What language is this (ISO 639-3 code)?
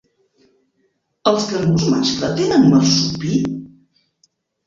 cat